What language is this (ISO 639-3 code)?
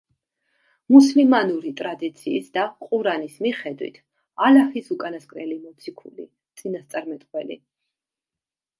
kat